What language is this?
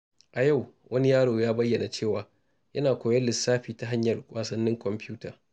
Hausa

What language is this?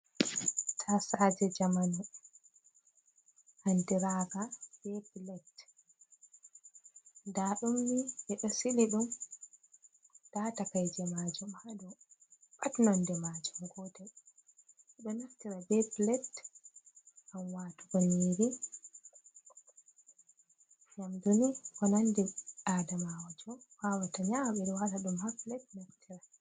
Fula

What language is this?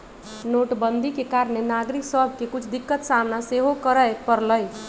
Magahi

